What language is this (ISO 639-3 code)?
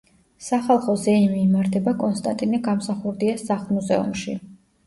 kat